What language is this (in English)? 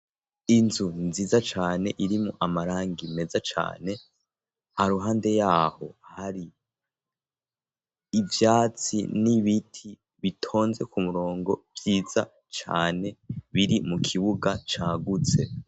Rundi